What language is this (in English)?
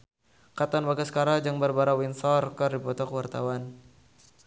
Sundanese